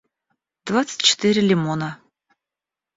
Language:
Russian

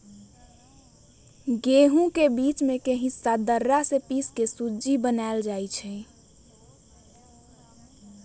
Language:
Magahi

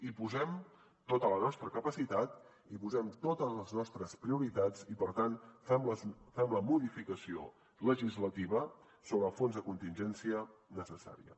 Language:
Catalan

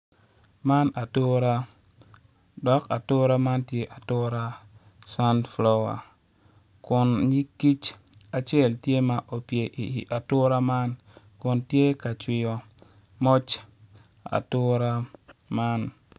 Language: Acoli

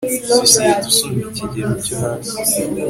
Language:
Kinyarwanda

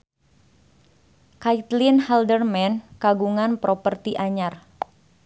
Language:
Sundanese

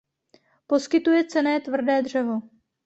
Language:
Czech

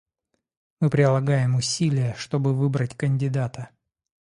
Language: Russian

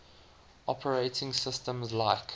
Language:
English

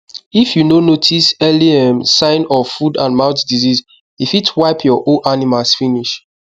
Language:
Nigerian Pidgin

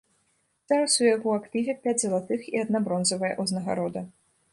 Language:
Belarusian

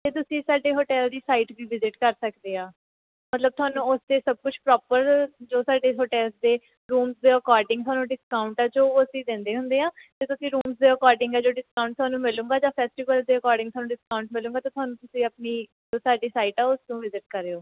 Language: Punjabi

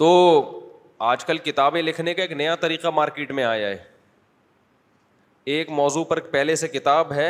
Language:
Urdu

